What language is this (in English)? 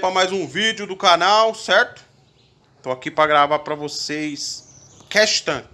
Portuguese